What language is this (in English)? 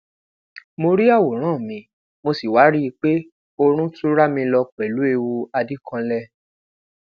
Yoruba